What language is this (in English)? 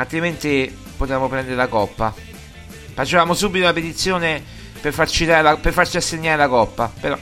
Italian